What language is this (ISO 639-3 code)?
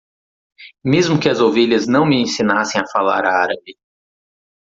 por